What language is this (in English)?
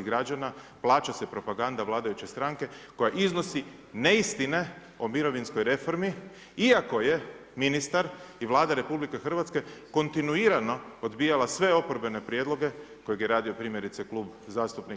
Croatian